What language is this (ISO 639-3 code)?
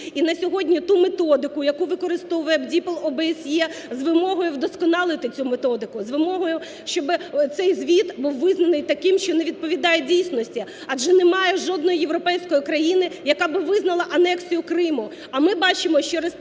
ukr